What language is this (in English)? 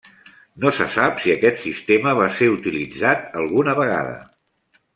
Catalan